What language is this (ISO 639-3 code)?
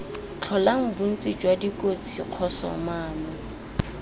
tsn